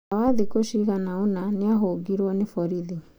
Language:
Kikuyu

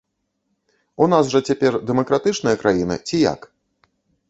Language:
Belarusian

